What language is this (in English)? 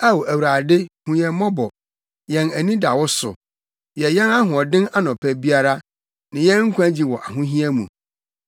Akan